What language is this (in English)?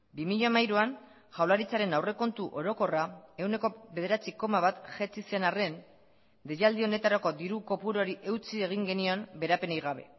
Basque